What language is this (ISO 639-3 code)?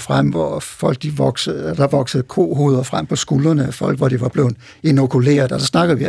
dan